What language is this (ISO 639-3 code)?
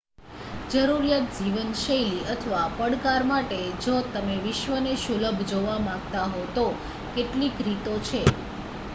guj